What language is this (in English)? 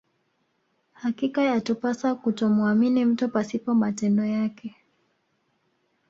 Swahili